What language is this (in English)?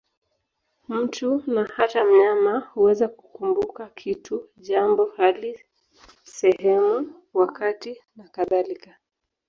Swahili